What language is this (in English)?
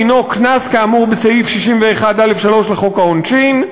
Hebrew